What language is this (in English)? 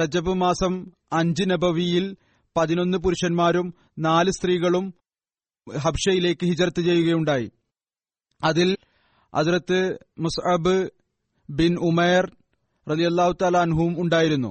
Malayalam